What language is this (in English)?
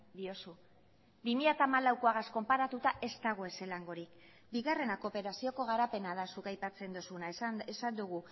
Basque